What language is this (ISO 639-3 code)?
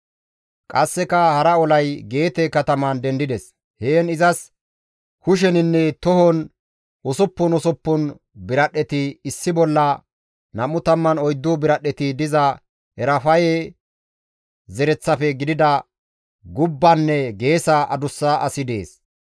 gmv